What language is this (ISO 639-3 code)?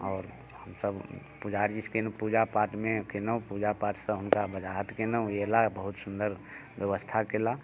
mai